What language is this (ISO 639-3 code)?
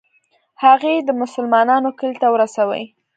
pus